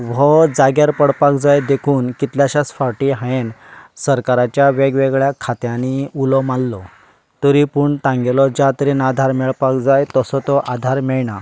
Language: Konkani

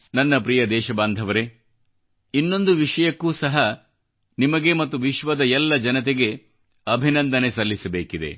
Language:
Kannada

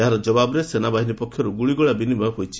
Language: Odia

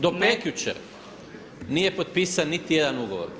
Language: Croatian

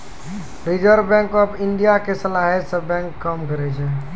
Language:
Maithili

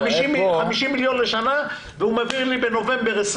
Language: Hebrew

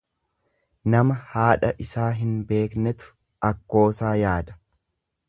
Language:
Oromo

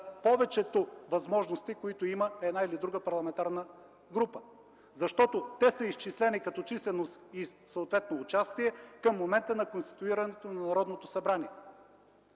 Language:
Bulgarian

